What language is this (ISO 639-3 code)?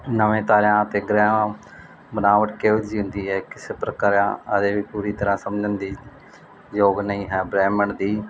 pan